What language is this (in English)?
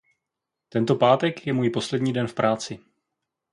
Czech